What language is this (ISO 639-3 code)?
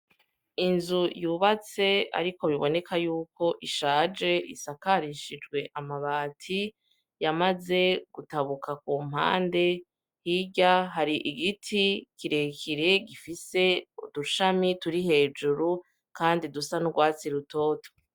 run